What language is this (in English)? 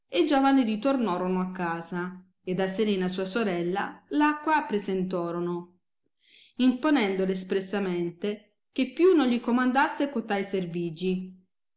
Italian